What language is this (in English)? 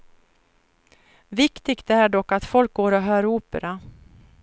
Swedish